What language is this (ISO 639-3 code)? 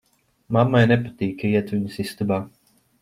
lav